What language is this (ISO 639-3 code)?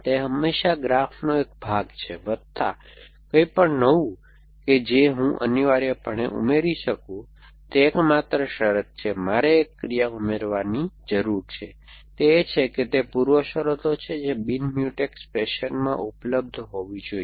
guj